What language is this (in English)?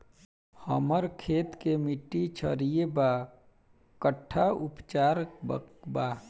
Bhojpuri